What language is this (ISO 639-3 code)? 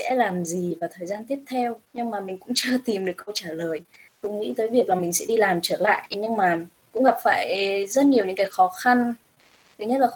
vie